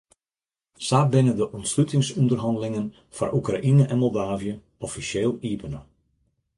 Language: Western Frisian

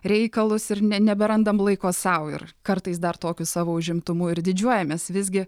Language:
Lithuanian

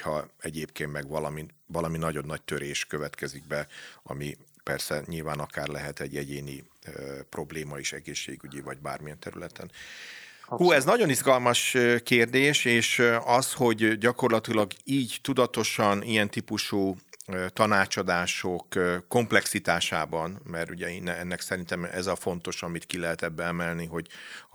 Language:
Hungarian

